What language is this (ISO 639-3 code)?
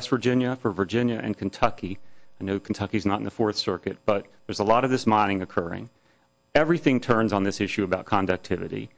eng